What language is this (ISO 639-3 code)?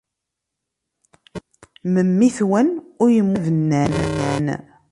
kab